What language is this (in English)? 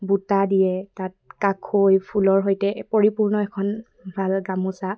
Assamese